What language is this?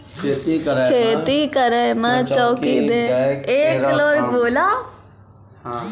Maithili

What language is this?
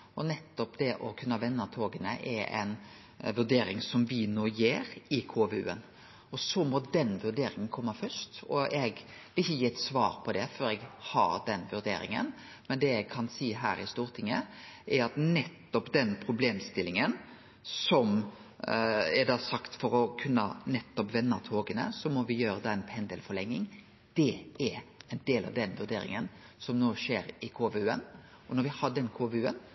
Norwegian Nynorsk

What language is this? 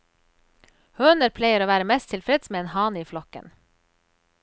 Norwegian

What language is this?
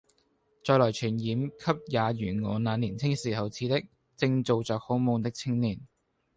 Cantonese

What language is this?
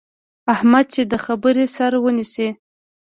Pashto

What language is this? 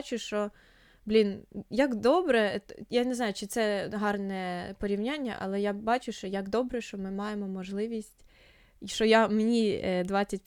Ukrainian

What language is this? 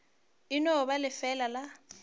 Northern Sotho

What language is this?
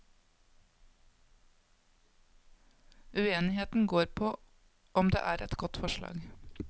Norwegian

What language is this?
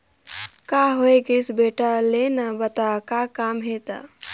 Chhattisgarhi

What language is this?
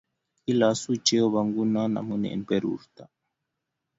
Kalenjin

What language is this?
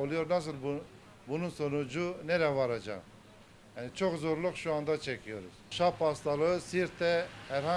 Turkish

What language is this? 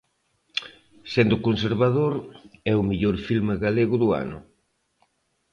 Galician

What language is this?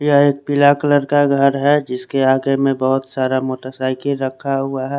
Hindi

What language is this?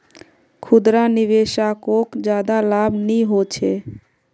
Magahi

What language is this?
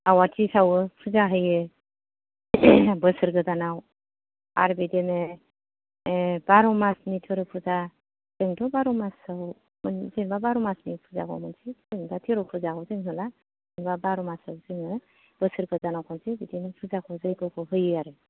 Bodo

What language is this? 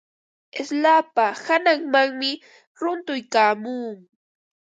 Ambo-Pasco Quechua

